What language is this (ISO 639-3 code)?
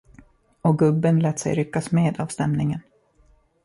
swe